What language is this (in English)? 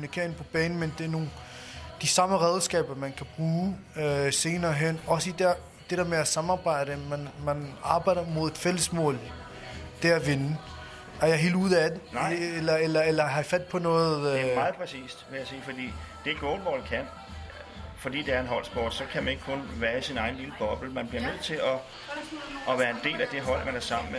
Danish